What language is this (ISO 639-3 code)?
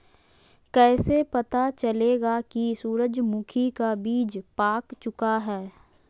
mag